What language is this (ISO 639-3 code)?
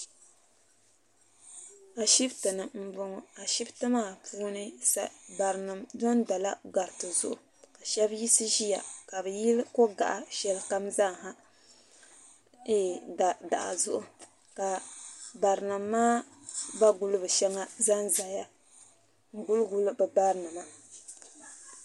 dag